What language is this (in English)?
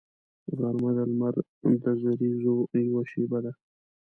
Pashto